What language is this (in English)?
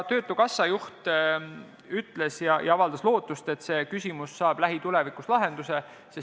Estonian